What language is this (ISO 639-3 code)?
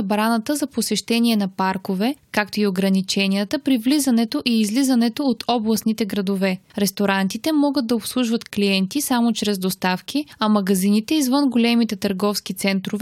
bul